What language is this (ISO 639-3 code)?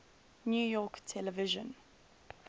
eng